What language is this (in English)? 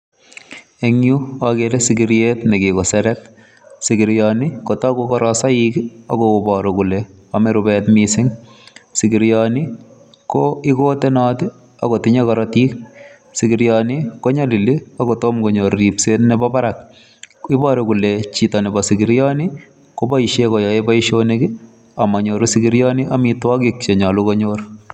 Kalenjin